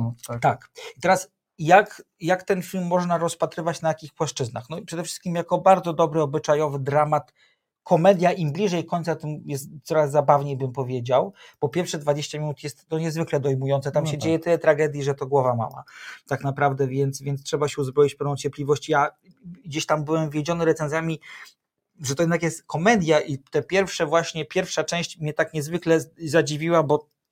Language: Polish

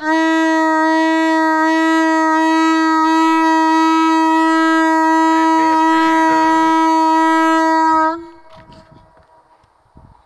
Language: Swedish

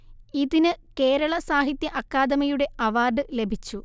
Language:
Malayalam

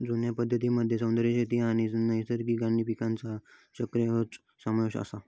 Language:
Marathi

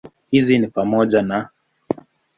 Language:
Swahili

